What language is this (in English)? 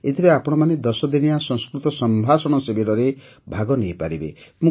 Odia